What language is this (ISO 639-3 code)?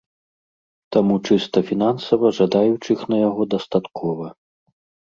bel